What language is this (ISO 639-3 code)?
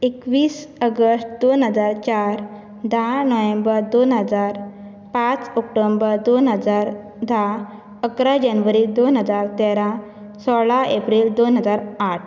kok